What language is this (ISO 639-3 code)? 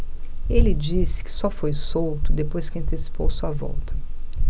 por